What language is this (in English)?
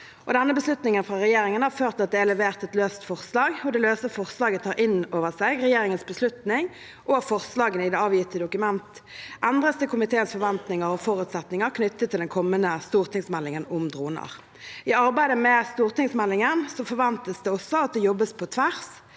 Norwegian